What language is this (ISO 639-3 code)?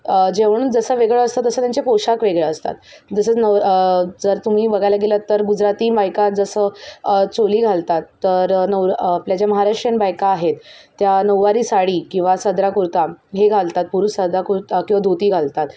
mar